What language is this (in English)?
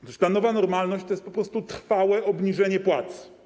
Polish